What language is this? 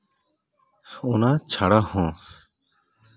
Santali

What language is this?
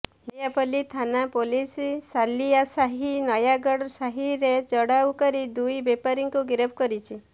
Odia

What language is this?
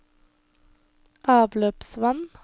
Norwegian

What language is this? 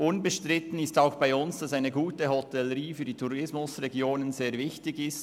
Swiss German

